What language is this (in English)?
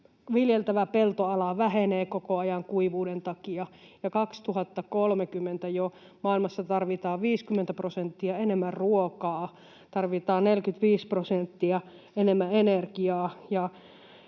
Finnish